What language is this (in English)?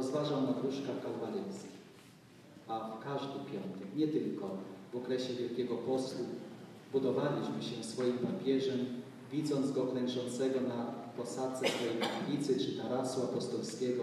Polish